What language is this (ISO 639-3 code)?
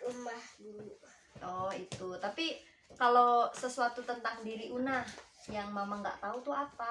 ind